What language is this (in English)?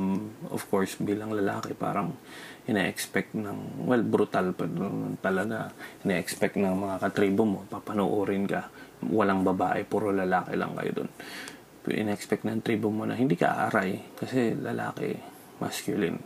Filipino